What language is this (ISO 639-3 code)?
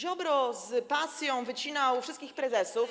pol